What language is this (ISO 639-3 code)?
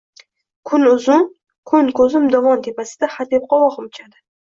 uzb